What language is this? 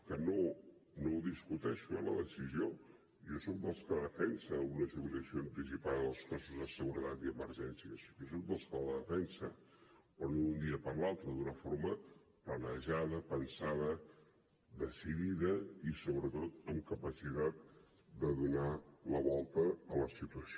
Catalan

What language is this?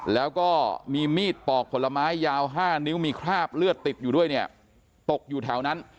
Thai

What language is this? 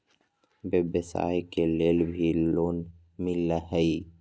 Magahi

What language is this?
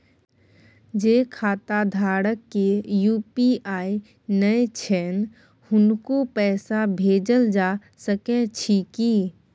Maithili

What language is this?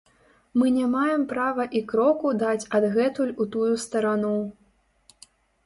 Belarusian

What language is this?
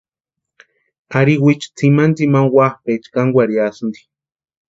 Western Highland Purepecha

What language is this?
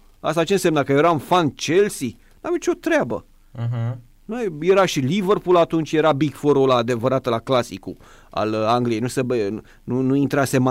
Romanian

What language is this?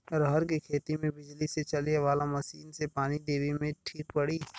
Bhojpuri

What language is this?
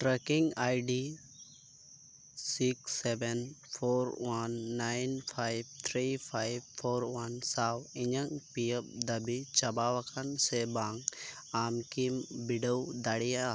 Santali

